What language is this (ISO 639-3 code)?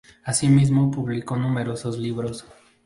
spa